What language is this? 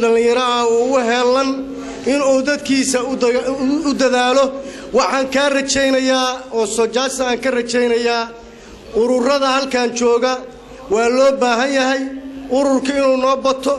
Arabic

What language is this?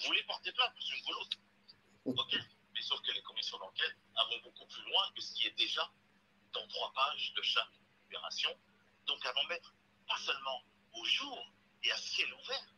French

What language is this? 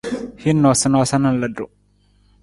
Nawdm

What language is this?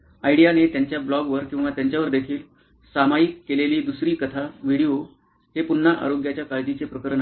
Marathi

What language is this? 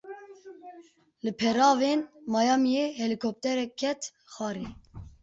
Kurdish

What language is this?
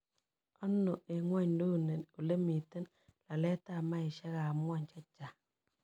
Kalenjin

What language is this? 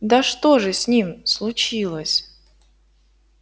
Russian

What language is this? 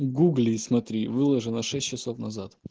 Russian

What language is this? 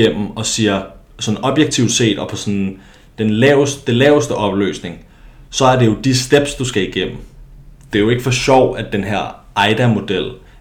Danish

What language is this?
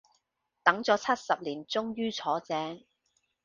Cantonese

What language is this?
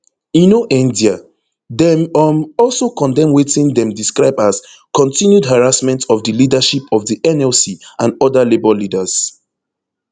Nigerian Pidgin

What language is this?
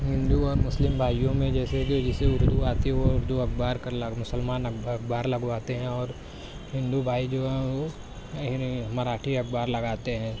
Urdu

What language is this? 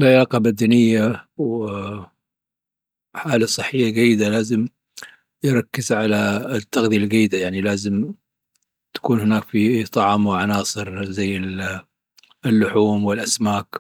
Dhofari Arabic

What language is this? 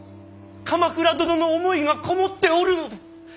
Japanese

